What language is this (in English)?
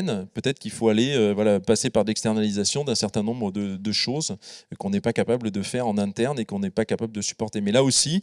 French